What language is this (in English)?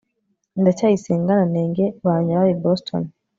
Kinyarwanda